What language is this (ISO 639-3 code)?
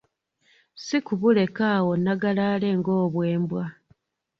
lug